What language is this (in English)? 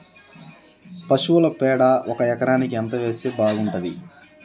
Telugu